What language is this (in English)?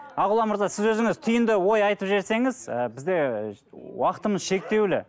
Kazakh